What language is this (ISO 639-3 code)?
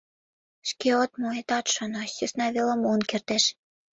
chm